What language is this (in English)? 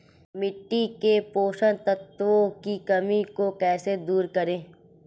Hindi